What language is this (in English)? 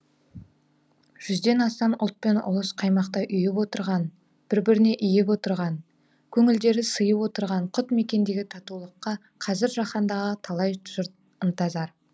Kazakh